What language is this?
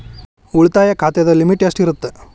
Kannada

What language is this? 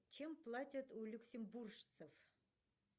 Russian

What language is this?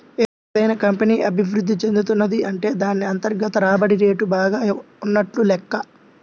Telugu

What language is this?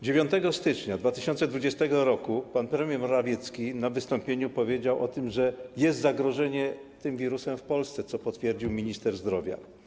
Polish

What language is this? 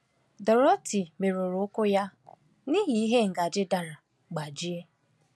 Igbo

